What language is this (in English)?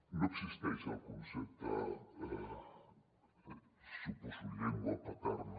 Catalan